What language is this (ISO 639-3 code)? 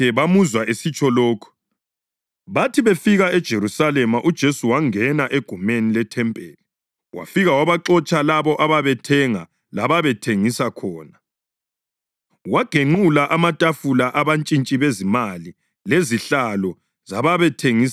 nde